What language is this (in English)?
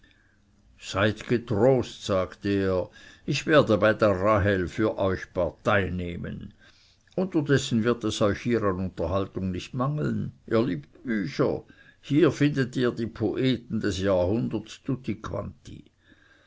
German